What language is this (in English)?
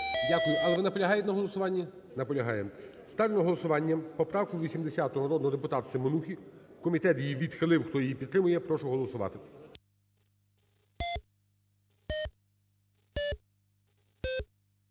Ukrainian